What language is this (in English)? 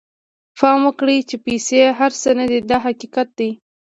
Pashto